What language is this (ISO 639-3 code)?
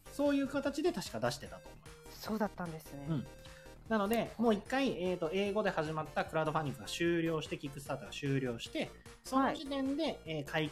jpn